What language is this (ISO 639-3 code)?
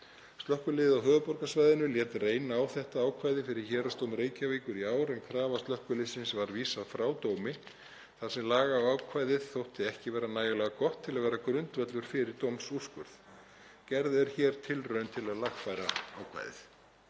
isl